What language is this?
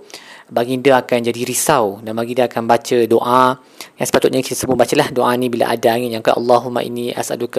Malay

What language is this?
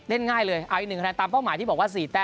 Thai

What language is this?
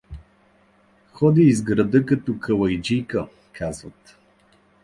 Bulgarian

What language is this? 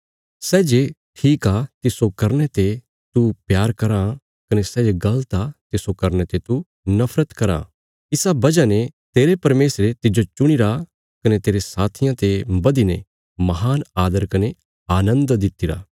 Bilaspuri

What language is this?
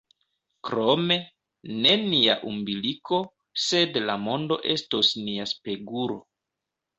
Esperanto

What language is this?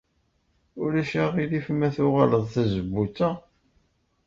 Kabyle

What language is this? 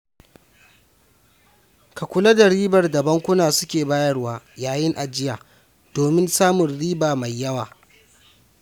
Hausa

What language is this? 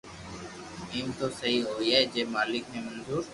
Loarki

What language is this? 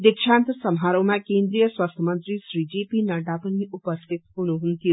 Nepali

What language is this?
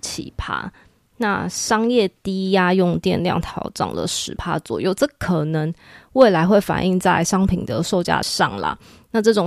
Chinese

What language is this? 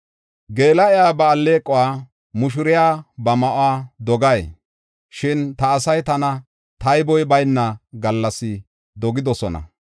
Gofa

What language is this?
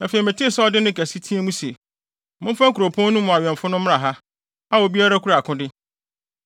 Akan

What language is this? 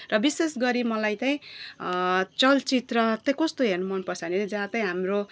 Nepali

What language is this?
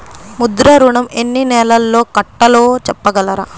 Telugu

